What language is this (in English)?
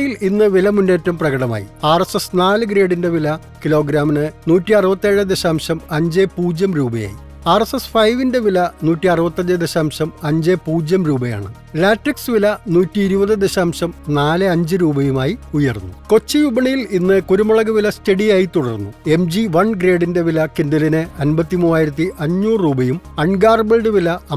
Malayalam